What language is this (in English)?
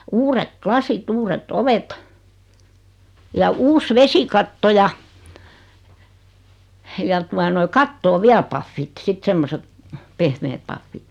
Finnish